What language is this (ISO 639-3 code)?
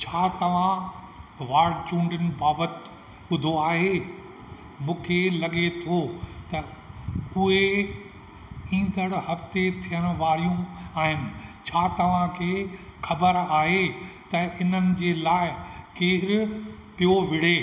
snd